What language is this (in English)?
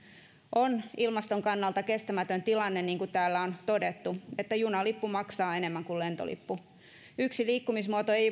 Finnish